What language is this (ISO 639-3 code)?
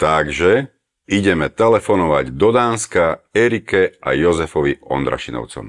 slk